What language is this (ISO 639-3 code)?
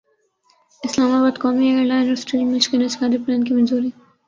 urd